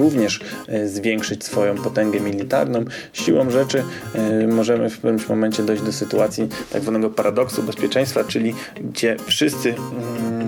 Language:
Polish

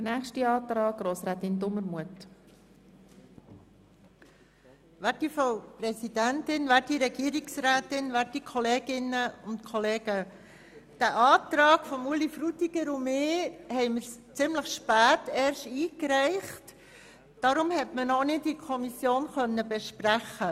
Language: Swiss German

